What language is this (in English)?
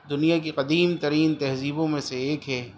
Urdu